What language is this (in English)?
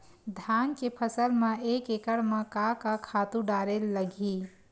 Chhattisgarhi